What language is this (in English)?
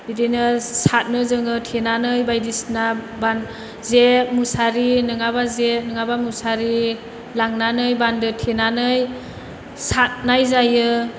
Bodo